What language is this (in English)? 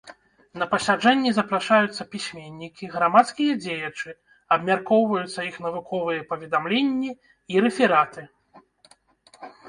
Belarusian